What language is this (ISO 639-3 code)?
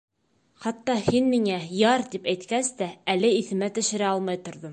bak